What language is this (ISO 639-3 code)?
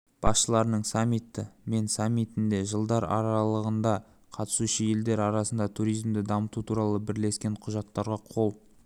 kaz